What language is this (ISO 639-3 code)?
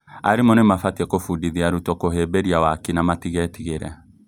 kik